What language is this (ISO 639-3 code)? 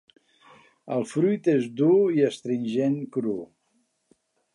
cat